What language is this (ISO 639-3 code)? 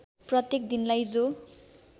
nep